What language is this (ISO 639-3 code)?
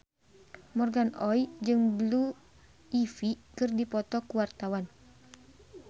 sun